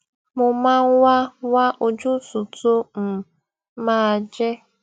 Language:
Yoruba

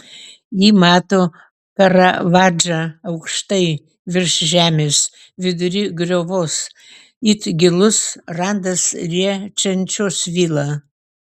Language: Lithuanian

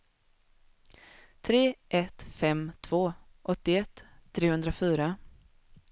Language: Swedish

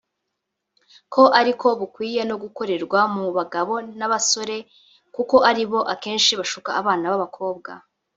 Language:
Kinyarwanda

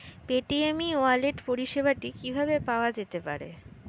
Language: Bangla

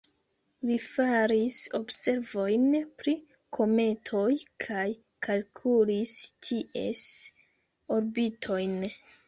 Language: Esperanto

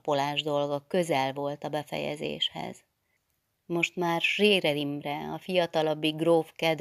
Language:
Hungarian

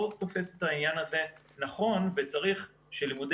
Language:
Hebrew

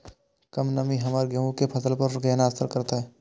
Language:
Maithili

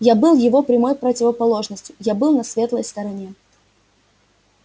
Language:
Russian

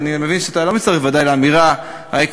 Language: Hebrew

